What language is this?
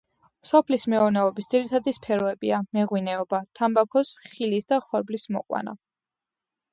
Georgian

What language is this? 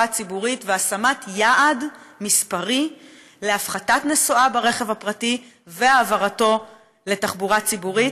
Hebrew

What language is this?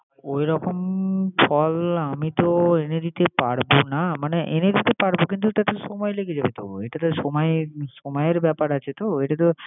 Bangla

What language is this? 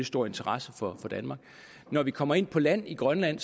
Danish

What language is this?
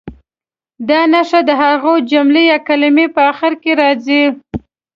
Pashto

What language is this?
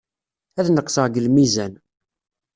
Kabyle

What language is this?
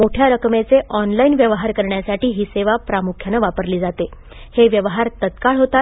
Marathi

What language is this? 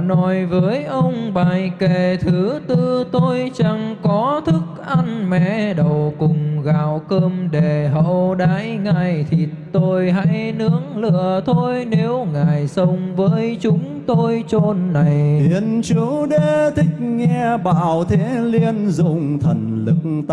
Vietnamese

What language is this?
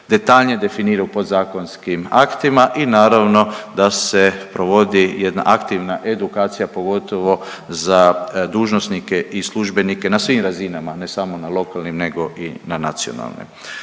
Croatian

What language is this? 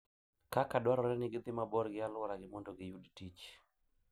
Luo (Kenya and Tanzania)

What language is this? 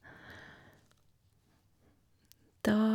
Norwegian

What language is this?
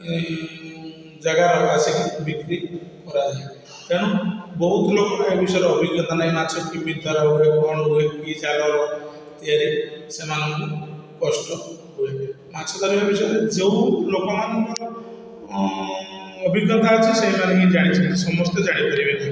Odia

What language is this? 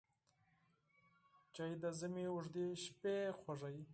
Pashto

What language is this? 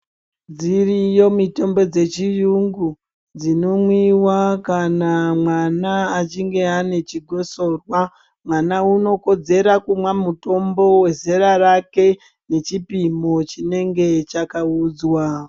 Ndau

